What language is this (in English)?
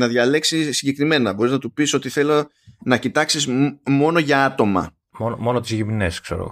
Greek